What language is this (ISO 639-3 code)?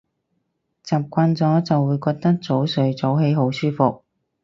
yue